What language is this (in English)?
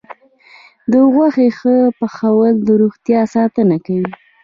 Pashto